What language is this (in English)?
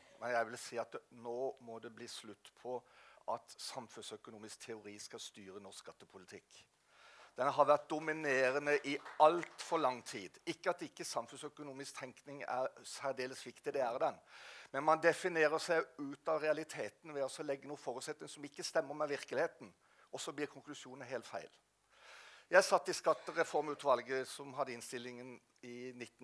Norwegian